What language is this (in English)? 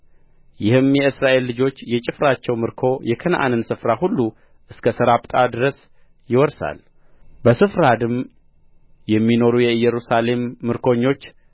Amharic